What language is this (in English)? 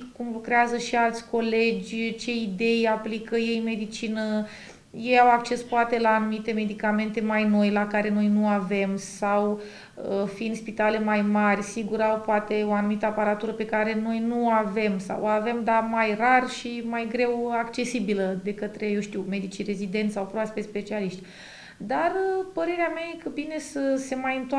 Romanian